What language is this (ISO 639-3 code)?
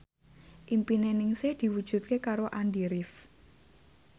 jav